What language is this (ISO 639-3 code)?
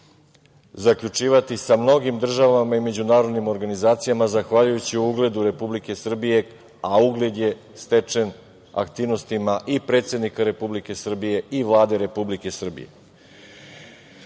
srp